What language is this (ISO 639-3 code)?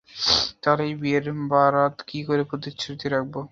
ben